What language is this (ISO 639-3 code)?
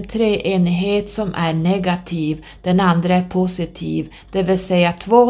swe